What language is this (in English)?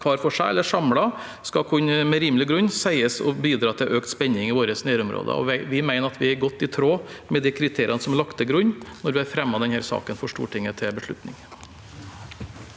Norwegian